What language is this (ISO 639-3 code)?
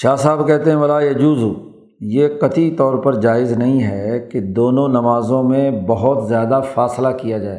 urd